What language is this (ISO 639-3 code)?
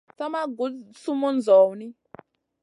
mcn